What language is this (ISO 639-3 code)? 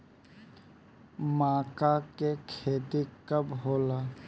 bho